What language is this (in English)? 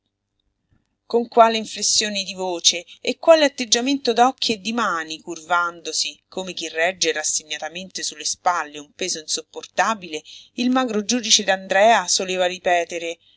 Italian